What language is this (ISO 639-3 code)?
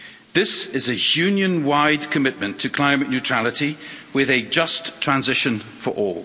eng